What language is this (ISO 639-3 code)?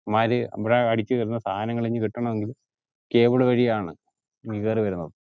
mal